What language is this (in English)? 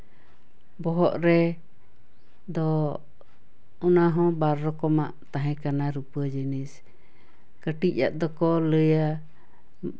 Santali